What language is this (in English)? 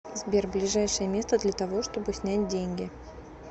Russian